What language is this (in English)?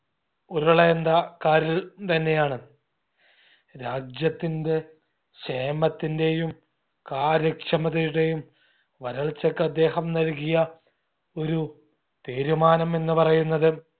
Malayalam